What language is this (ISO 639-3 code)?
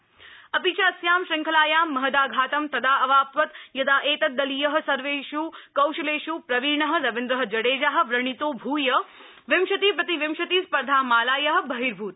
san